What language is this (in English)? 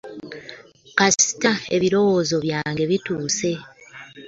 Ganda